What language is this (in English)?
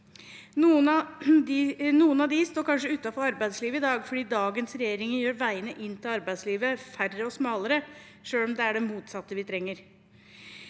Norwegian